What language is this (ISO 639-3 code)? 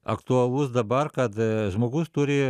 lit